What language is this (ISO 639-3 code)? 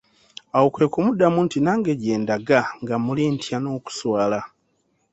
lug